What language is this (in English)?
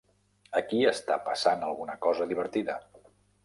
Catalan